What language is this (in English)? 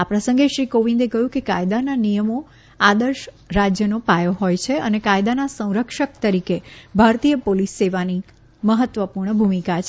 Gujarati